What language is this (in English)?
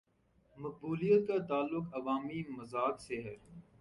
Urdu